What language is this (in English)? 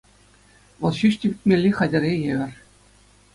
Chuvash